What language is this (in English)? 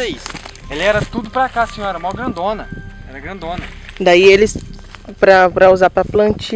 Portuguese